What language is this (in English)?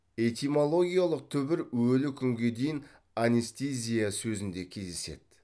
Kazakh